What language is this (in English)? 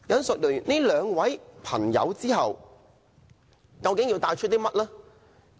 Cantonese